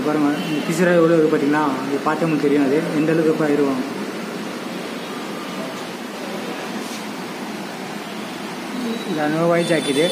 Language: Romanian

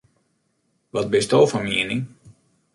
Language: Western Frisian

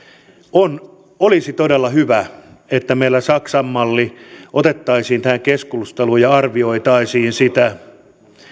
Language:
Finnish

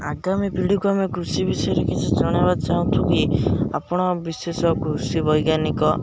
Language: Odia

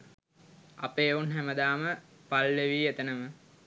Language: Sinhala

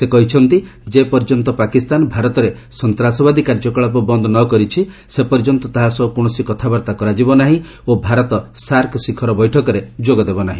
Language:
Odia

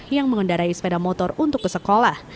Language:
Indonesian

